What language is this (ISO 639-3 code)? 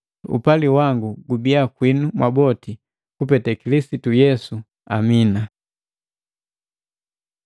mgv